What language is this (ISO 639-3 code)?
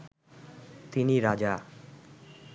ben